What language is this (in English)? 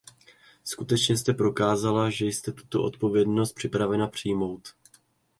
Czech